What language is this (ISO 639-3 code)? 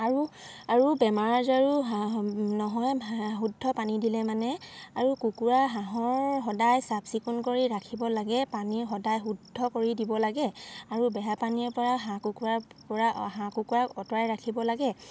asm